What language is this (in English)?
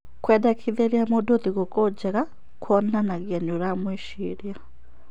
Kikuyu